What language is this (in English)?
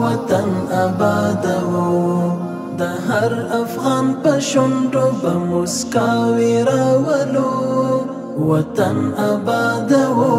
Persian